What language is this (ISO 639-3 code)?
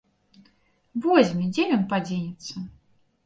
bel